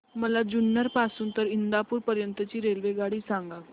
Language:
Marathi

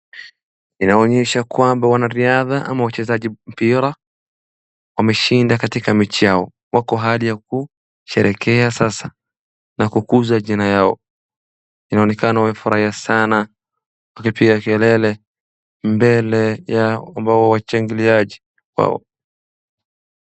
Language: Swahili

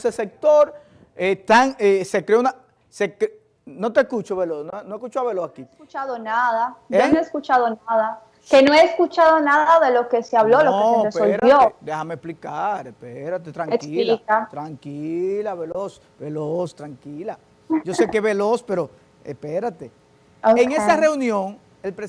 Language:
Spanish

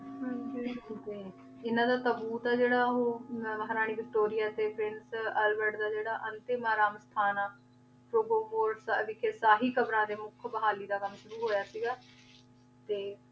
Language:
Punjabi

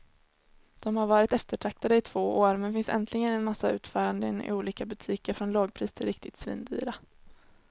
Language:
Swedish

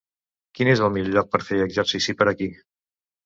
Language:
Catalan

